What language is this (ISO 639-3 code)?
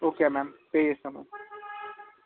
tel